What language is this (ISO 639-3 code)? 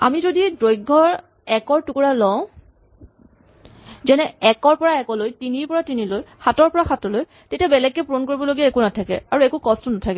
asm